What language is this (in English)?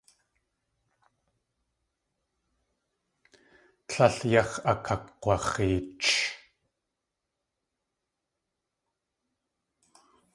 Tlingit